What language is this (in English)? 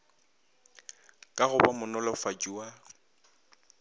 Northern Sotho